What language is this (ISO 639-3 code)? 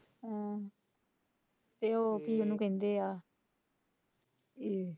pan